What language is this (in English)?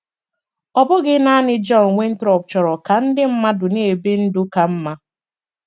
Igbo